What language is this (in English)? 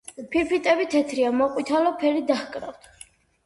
Georgian